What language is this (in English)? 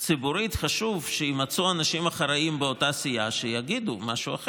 Hebrew